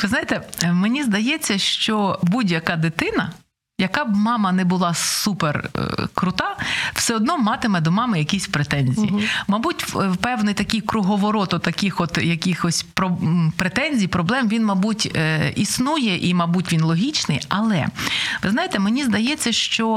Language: Ukrainian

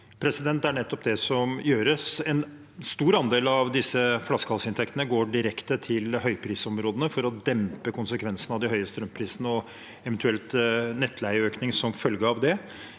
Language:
Norwegian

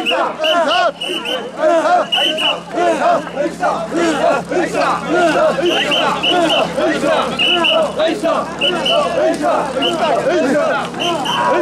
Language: Turkish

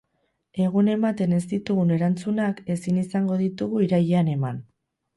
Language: Basque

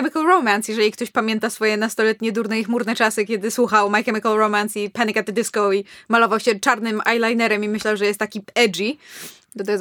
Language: Polish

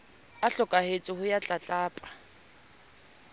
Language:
Southern Sotho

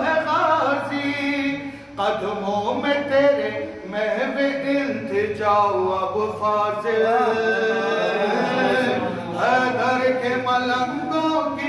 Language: Arabic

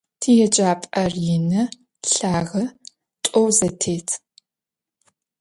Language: Adyghe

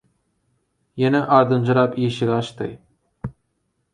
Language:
Turkmen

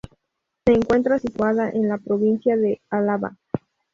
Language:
Spanish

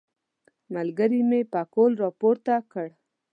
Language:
Pashto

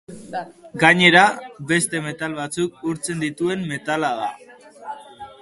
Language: Basque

